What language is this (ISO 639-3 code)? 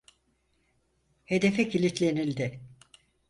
tur